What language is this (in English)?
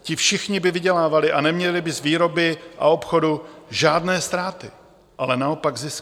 Czech